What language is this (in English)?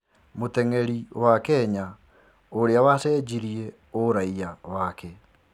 Kikuyu